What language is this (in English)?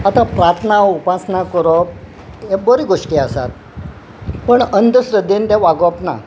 Konkani